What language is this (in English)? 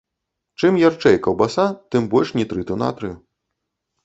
Belarusian